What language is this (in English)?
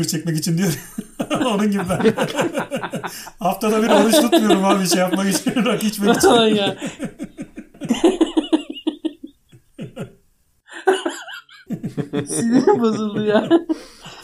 Turkish